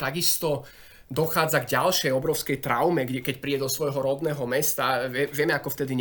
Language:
Slovak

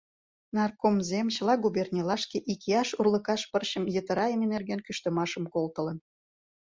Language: Mari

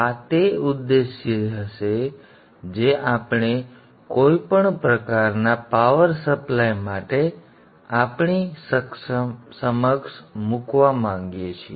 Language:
Gujarati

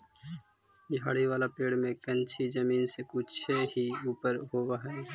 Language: Magahi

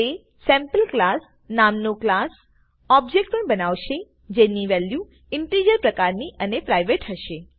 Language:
Gujarati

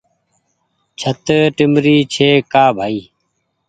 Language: Goaria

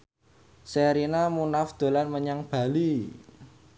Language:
Javanese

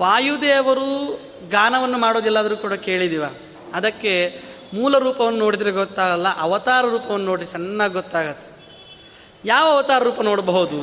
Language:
Kannada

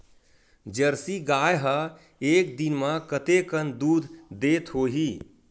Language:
Chhattisgarhi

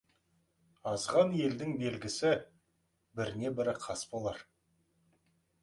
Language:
Kazakh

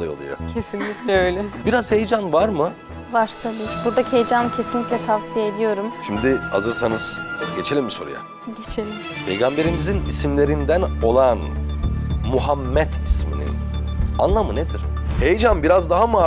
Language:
Turkish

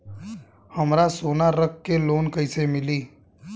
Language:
Bhojpuri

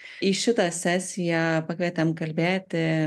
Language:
Lithuanian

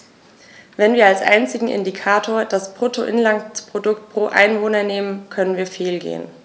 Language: German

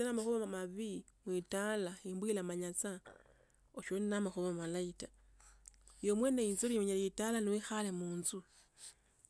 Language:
Tsotso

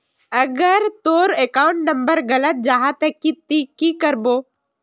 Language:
Magahi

